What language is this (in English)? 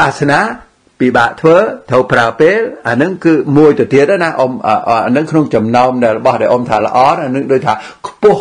Vietnamese